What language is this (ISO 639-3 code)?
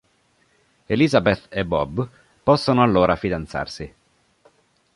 ita